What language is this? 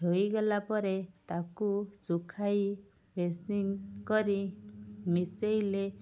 Odia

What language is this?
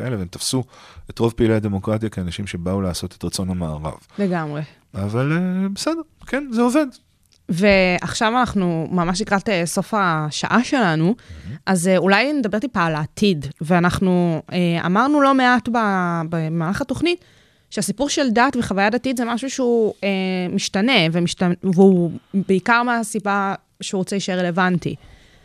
Hebrew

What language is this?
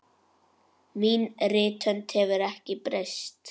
Icelandic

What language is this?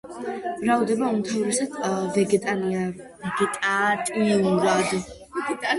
Georgian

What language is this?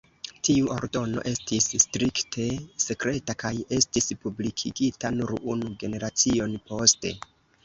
Esperanto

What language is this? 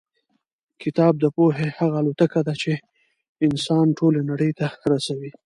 Pashto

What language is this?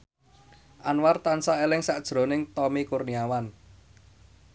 Javanese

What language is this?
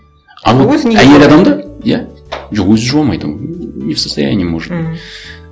Kazakh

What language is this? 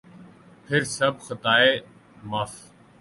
Urdu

